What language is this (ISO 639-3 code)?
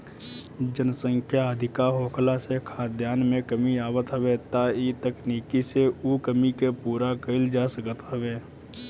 bho